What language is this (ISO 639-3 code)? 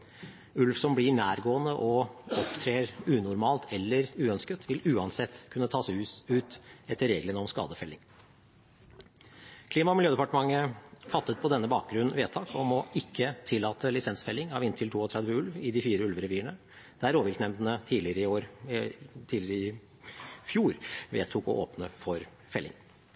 nob